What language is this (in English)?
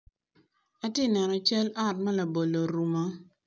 Acoli